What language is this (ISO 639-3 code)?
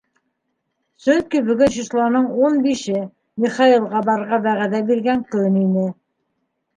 bak